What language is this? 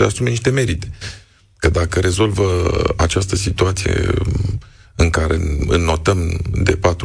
Romanian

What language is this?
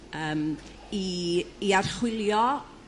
Welsh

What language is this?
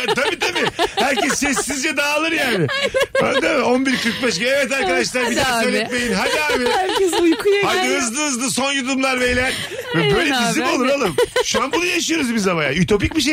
Turkish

